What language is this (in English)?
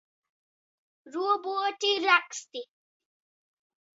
Latvian